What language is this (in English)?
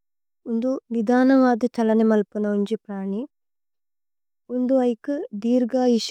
Tulu